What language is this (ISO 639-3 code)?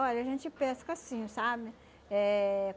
por